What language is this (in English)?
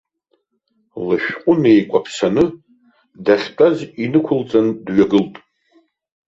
Abkhazian